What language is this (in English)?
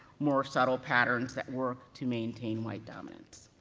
English